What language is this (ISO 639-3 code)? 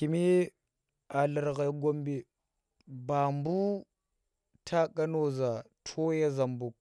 ttr